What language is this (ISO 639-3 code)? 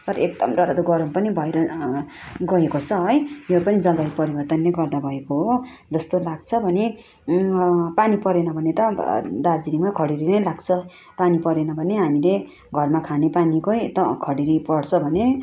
nep